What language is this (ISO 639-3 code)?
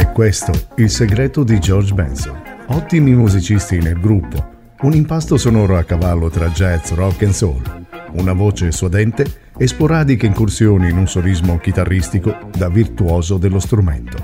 ita